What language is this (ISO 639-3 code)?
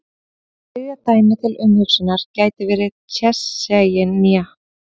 isl